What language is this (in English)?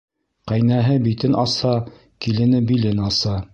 Bashkir